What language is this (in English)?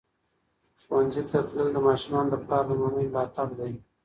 Pashto